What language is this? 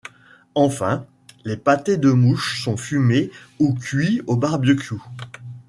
French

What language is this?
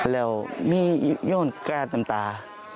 Thai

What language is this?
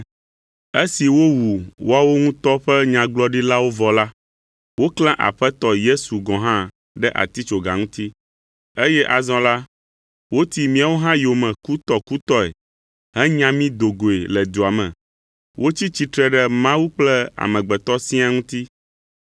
Ewe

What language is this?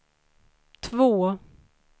Swedish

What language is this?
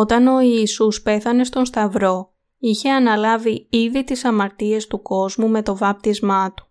Greek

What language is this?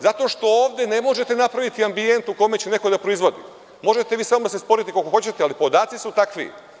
Serbian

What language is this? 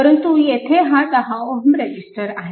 Marathi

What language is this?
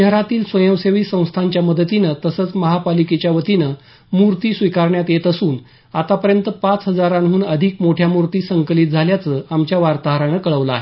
Marathi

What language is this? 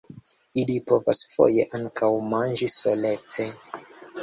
Esperanto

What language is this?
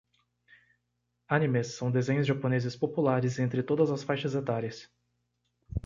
Portuguese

